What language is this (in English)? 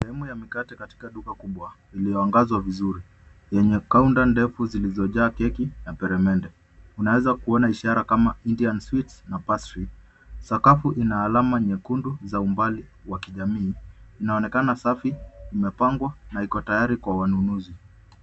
Swahili